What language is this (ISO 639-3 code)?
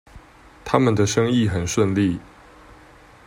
zho